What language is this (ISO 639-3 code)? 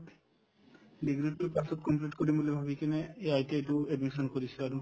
asm